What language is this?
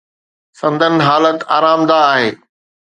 Sindhi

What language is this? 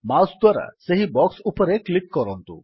Odia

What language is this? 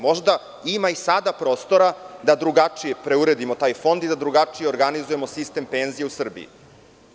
Serbian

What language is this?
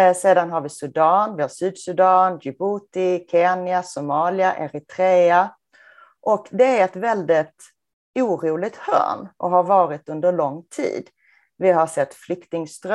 Swedish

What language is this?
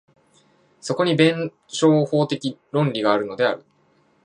Japanese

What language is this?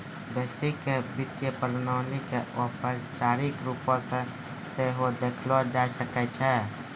Maithili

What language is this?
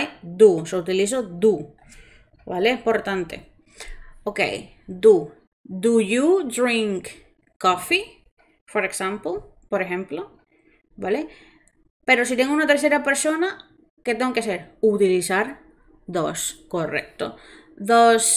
Spanish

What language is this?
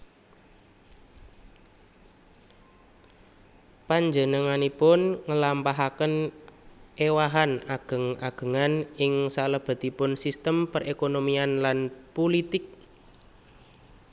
Javanese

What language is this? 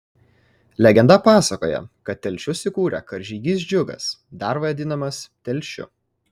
Lithuanian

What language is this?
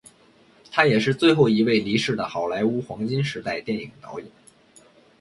Chinese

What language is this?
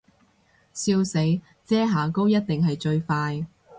Cantonese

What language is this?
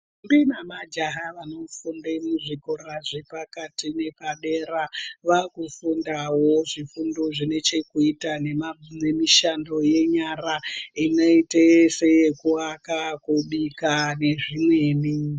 Ndau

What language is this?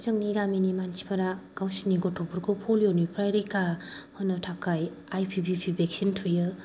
Bodo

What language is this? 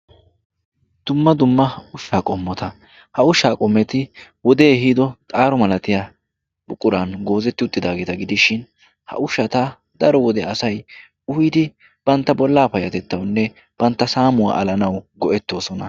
Wolaytta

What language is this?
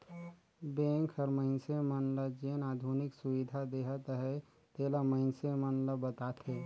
Chhattisgarhi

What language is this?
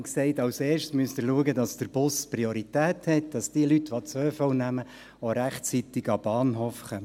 Swiss German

